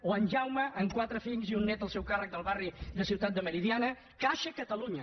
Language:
Catalan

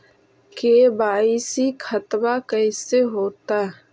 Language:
Magahi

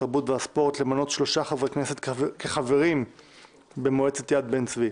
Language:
Hebrew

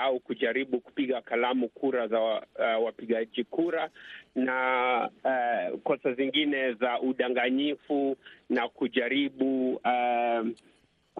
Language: Swahili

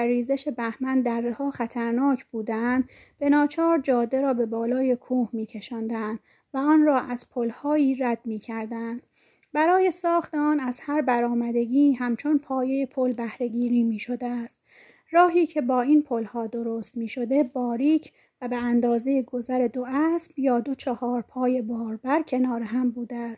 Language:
Persian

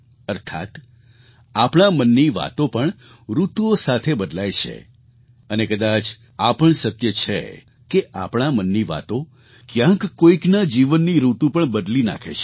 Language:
Gujarati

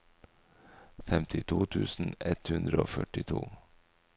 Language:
Norwegian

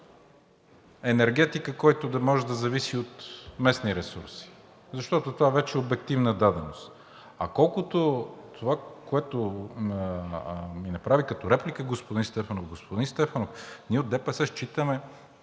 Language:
Bulgarian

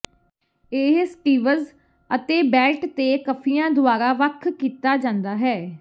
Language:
Punjabi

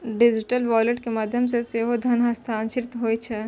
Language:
Maithili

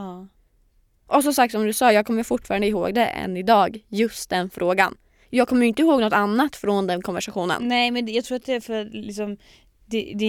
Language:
Swedish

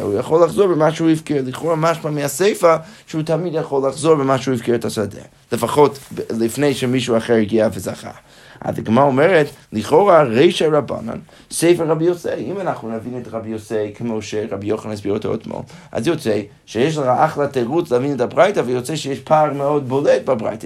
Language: Hebrew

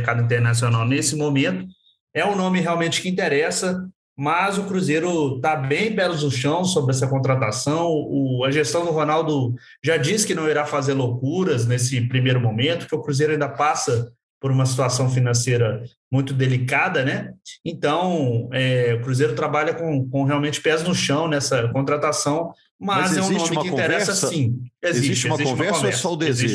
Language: Portuguese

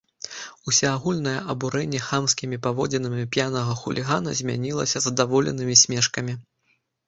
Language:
Belarusian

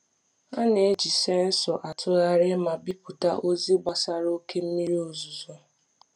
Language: Igbo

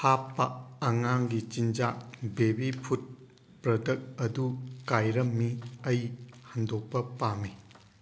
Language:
Manipuri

